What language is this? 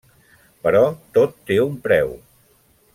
Catalan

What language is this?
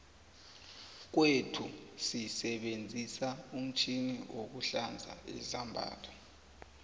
South Ndebele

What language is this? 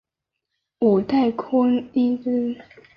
Chinese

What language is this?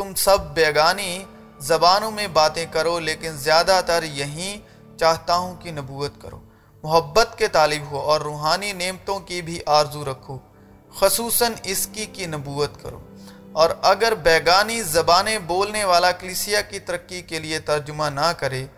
Urdu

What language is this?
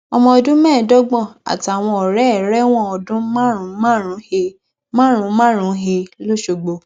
Yoruba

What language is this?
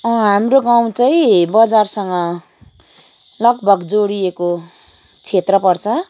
Nepali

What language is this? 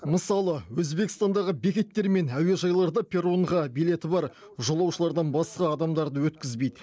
Kazakh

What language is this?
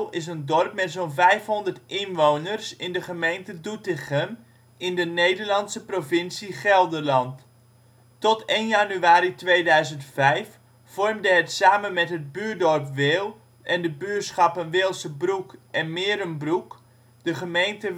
Dutch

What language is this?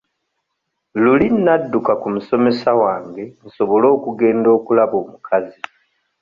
Ganda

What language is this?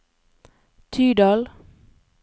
Norwegian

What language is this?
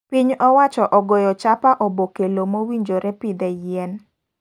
Luo (Kenya and Tanzania)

